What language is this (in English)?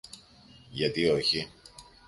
Greek